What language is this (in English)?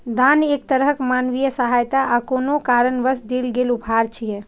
Maithili